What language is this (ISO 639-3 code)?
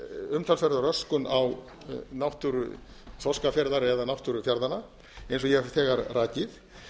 isl